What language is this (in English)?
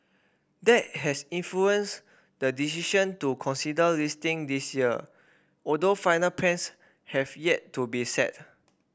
English